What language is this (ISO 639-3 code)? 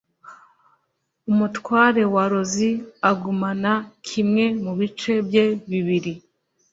kin